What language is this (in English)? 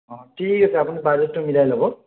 Assamese